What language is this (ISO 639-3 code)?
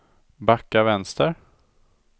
swe